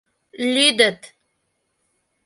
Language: Mari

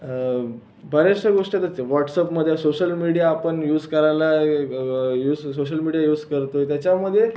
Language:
Marathi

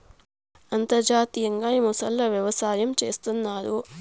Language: Telugu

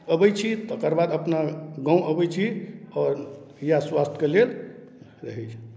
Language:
Maithili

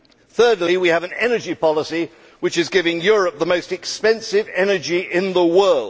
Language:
English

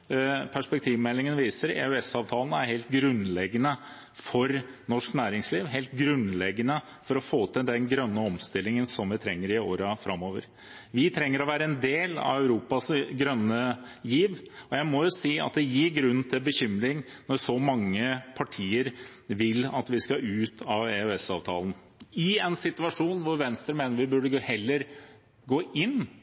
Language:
Norwegian Bokmål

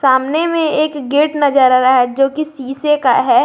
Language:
Hindi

